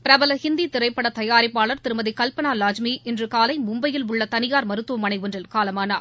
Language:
Tamil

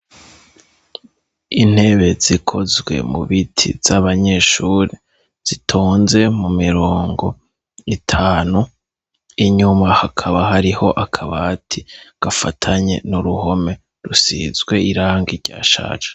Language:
Rundi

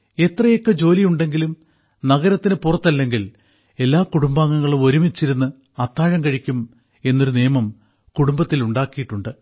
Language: Malayalam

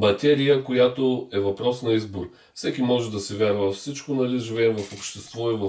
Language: Bulgarian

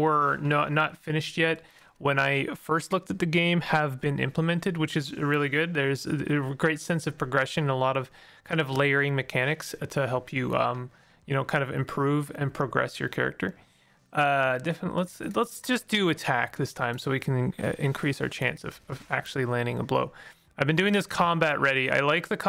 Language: English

